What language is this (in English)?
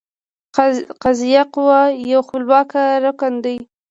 Pashto